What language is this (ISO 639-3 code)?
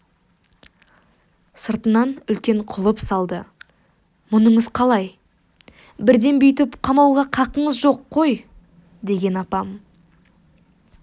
kaz